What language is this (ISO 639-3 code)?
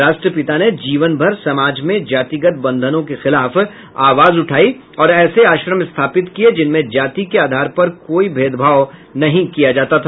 hin